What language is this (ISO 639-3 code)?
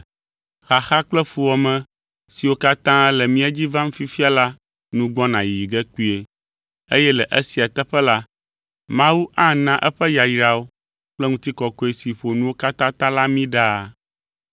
ewe